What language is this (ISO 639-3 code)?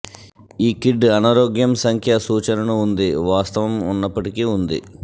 tel